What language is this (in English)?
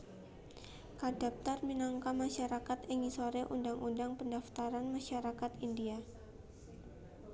Javanese